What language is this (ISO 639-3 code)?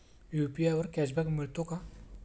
mar